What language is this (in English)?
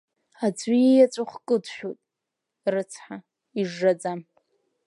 Abkhazian